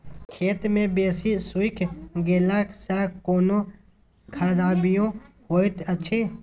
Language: Maithili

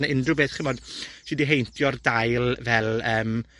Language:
Welsh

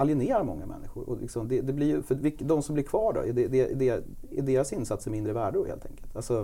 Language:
Swedish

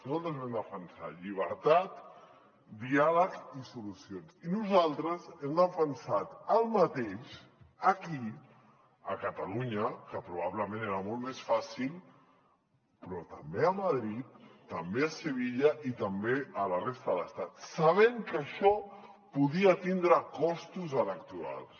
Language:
Catalan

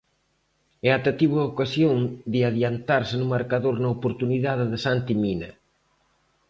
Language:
Galician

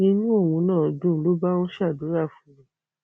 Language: Yoruba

